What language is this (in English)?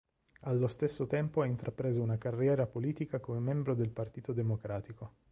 Italian